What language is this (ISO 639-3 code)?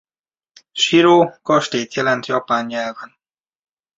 hun